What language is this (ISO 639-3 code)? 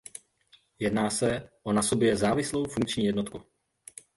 ces